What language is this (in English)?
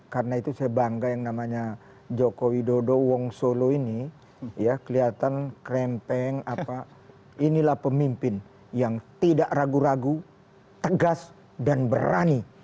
Indonesian